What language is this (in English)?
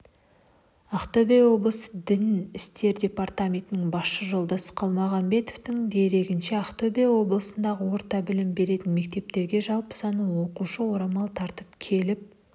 Kazakh